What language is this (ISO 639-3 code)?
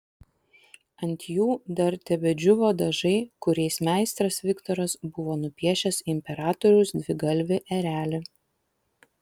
lit